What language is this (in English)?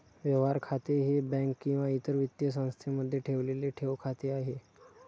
Marathi